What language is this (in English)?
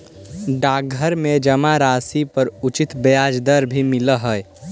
Magahi